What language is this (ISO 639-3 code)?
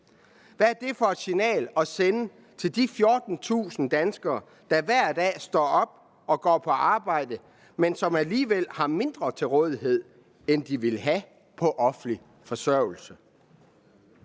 dan